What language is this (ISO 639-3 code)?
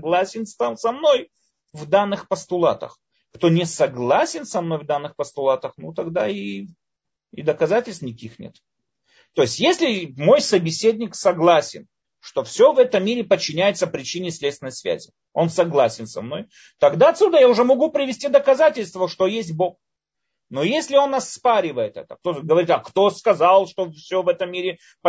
rus